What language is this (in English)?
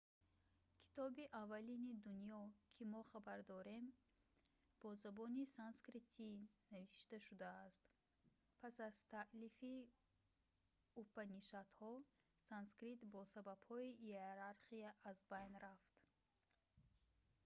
Tajik